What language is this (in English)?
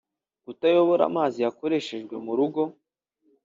Kinyarwanda